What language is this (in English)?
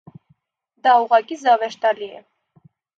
Armenian